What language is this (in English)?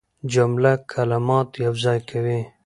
Pashto